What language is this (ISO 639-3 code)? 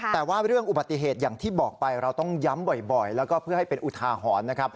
tha